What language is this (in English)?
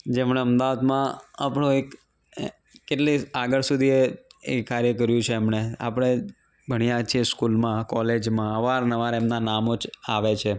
Gujarati